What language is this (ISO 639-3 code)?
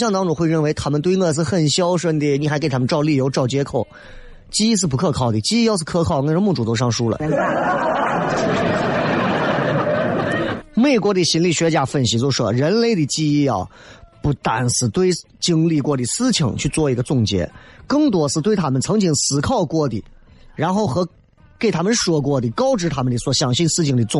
zho